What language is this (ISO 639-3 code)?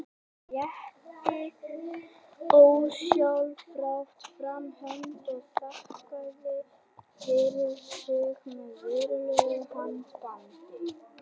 isl